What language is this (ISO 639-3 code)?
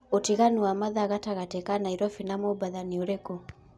kik